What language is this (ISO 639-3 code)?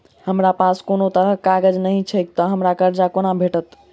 mai